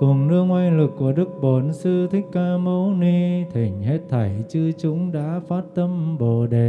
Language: Vietnamese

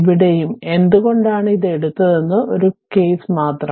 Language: Malayalam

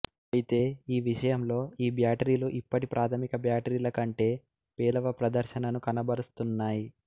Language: Telugu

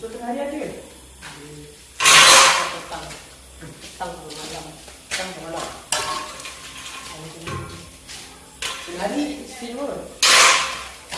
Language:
Malay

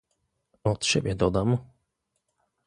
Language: Polish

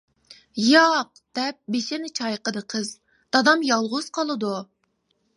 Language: Uyghur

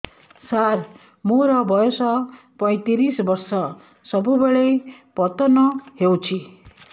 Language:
Odia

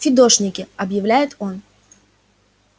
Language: Russian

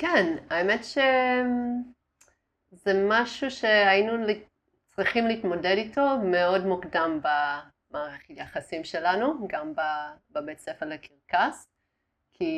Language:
Hebrew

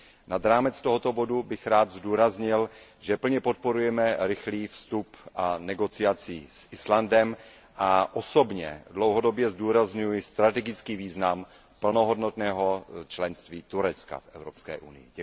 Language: Czech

